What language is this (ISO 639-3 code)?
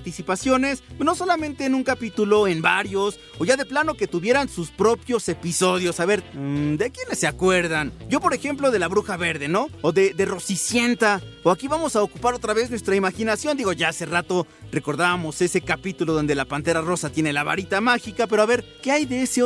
spa